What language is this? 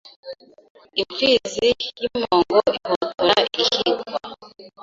Kinyarwanda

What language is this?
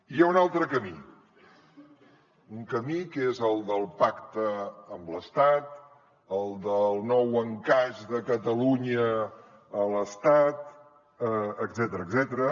Catalan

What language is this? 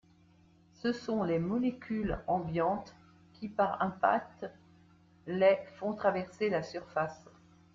French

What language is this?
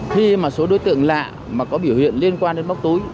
Vietnamese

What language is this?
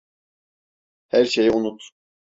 Turkish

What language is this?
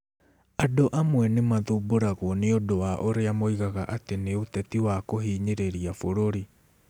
Kikuyu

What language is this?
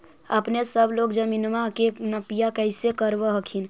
Magahi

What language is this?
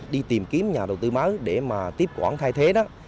Vietnamese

